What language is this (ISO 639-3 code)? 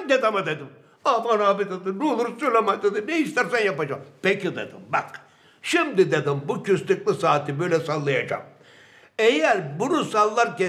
tur